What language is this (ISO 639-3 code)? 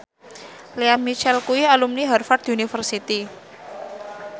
jav